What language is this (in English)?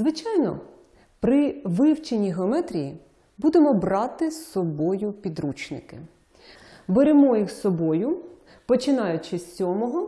Ukrainian